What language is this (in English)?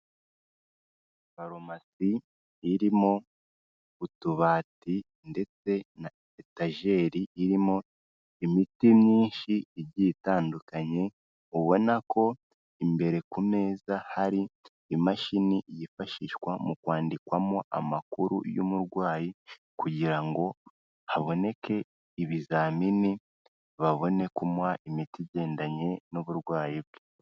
Kinyarwanda